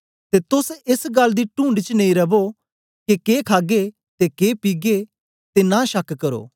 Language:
Dogri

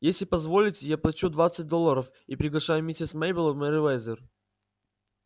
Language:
Russian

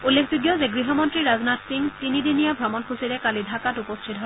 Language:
Assamese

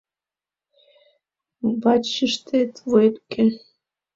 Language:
Mari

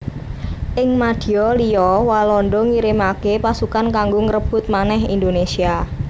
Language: Javanese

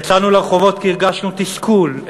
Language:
Hebrew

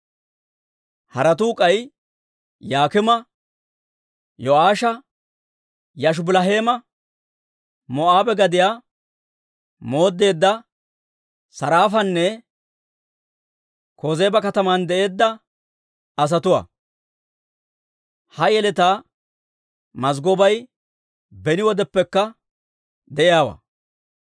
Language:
Dawro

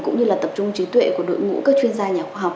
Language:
Vietnamese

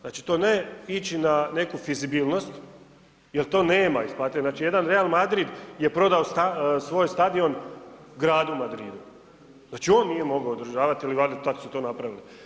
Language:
Croatian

